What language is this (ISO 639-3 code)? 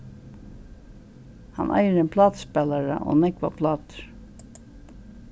fao